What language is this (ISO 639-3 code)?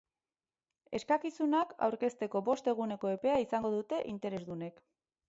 eus